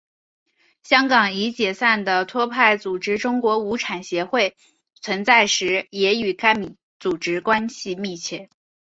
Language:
Chinese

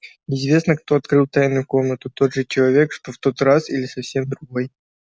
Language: Russian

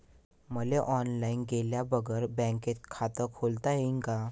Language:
Marathi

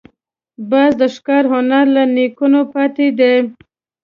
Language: Pashto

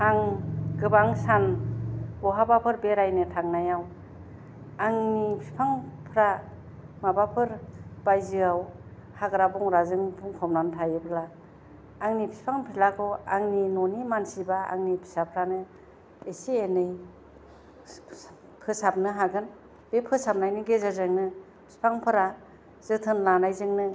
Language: Bodo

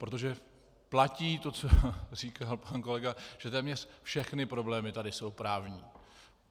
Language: Czech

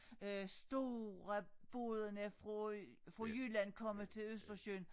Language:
Danish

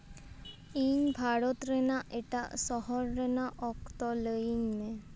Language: Santali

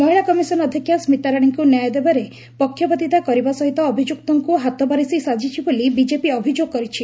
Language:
Odia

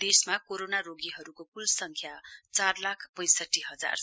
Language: Nepali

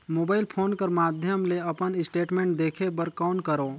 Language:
Chhattisgarhi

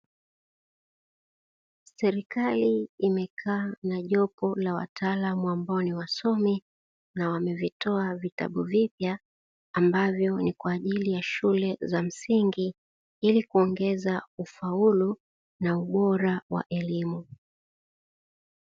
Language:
Swahili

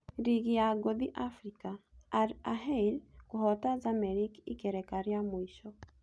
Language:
Kikuyu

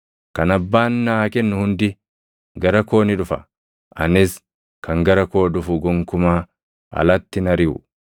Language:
Oromo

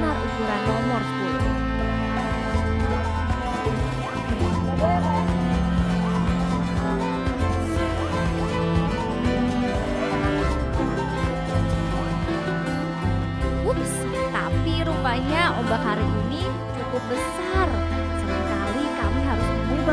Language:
Indonesian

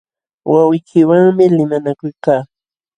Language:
Jauja Wanca Quechua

